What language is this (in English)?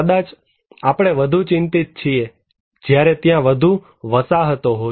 Gujarati